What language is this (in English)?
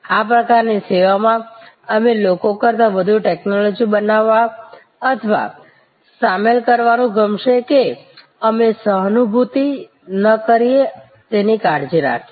Gujarati